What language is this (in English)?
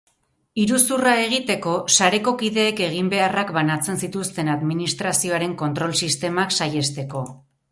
Basque